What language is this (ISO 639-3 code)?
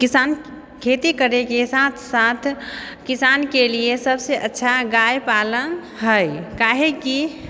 mai